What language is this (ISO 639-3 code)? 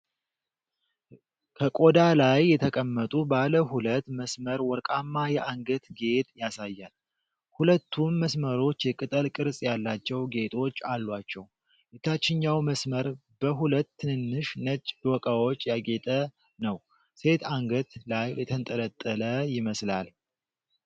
amh